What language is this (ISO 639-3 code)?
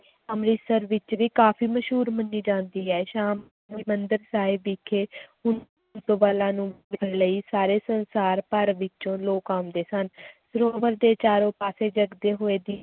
pan